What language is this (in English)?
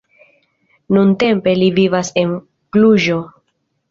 Esperanto